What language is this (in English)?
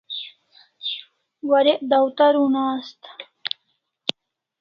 Kalasha